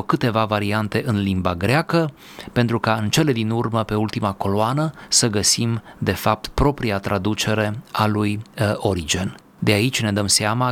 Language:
Romanian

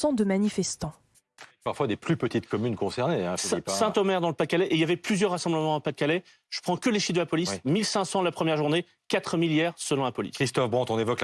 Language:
French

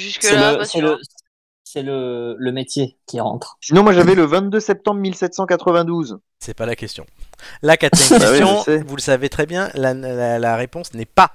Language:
French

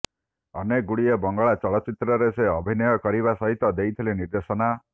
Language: Odia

